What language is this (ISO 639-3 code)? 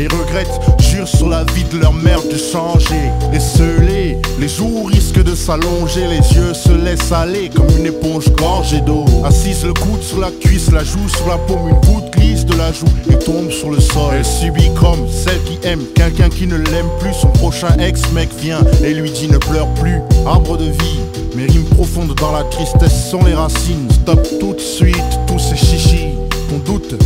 fra